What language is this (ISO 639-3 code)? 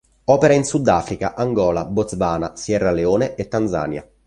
ita